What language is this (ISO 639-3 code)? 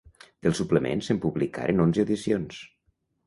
cat